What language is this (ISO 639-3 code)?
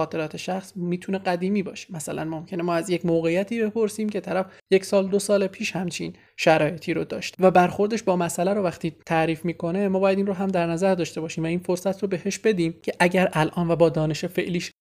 fas